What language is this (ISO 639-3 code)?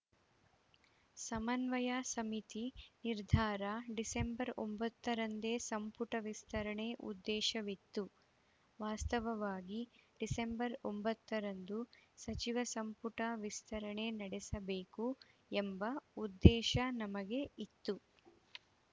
kan